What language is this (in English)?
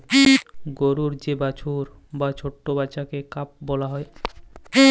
Bangla